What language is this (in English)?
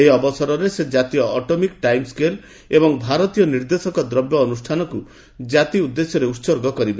Odia